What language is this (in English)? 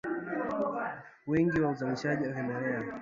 Swahili